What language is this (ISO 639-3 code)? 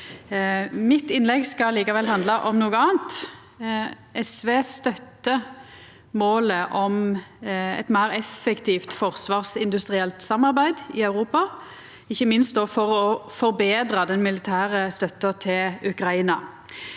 nor